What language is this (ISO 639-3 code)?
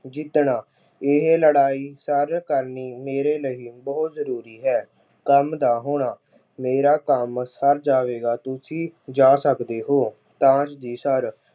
pan